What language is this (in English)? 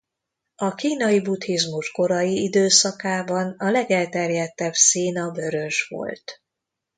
Hungarian